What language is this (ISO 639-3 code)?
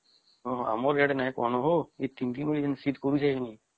ori